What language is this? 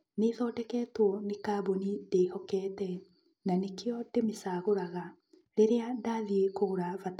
Kikuyu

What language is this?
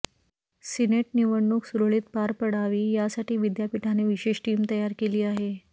Marathi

